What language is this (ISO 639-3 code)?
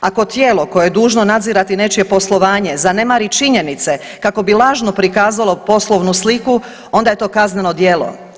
hrv